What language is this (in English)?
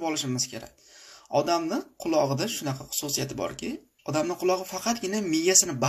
Turkish